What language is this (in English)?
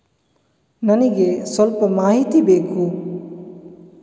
Kannada